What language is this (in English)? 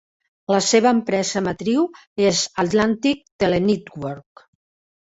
Catalan